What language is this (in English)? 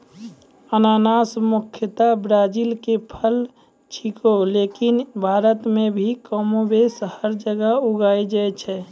Maithili